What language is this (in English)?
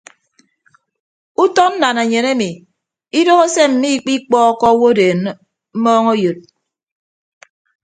Ibibio